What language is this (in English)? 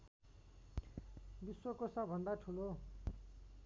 Nepali